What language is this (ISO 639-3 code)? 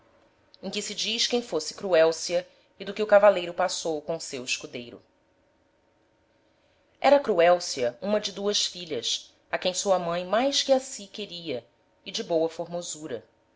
por